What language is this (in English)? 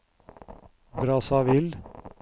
Norwegian